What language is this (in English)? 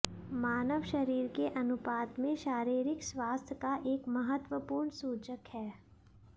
Hindi